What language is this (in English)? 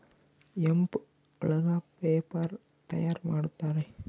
Kannada